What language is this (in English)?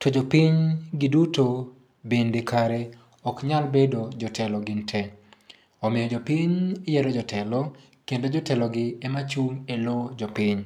Luo (Kenya and Tanzania)